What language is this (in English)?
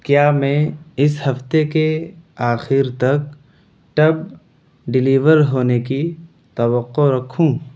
Urdu